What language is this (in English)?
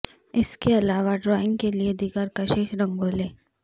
Urdu